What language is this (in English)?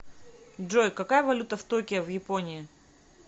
Russian